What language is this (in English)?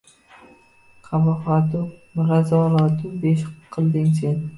Uzbek